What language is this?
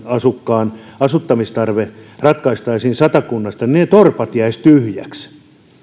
Finnish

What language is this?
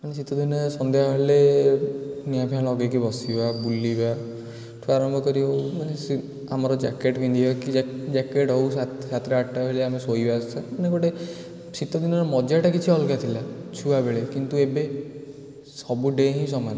Odia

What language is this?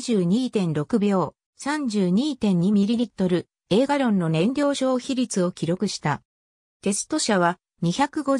Japanese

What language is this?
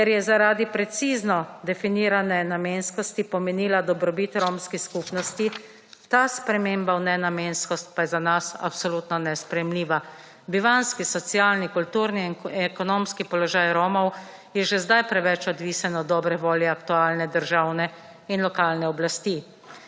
Slovenian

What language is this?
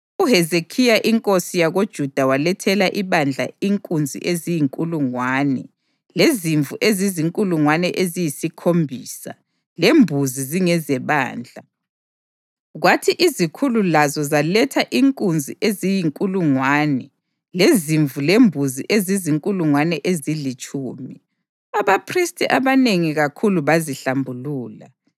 North Ndebele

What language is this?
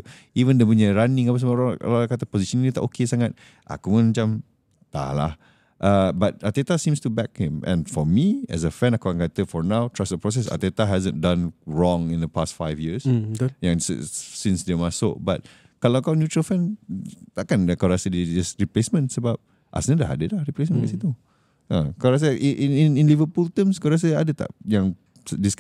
Malay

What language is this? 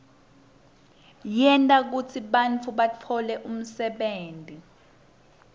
Swati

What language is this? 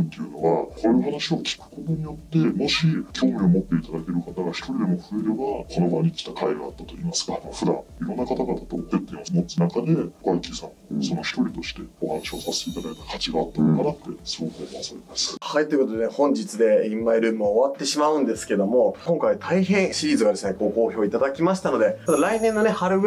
Japanese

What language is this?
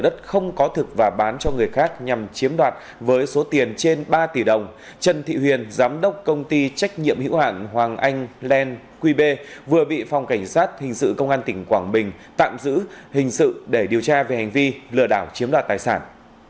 Vietnamese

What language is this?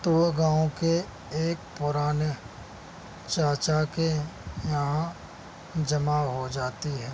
Urdu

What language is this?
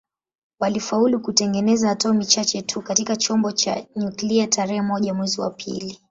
Swahili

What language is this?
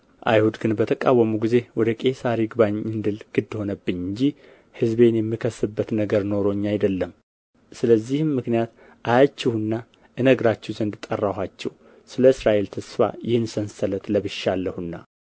Amharic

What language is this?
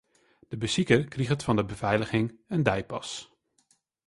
Western Frisian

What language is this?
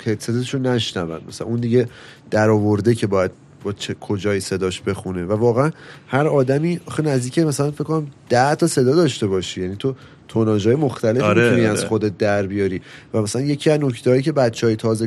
Persian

